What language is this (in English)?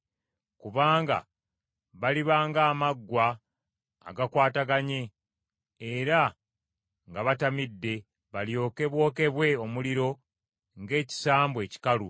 Ganda